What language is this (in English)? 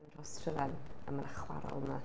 Welsh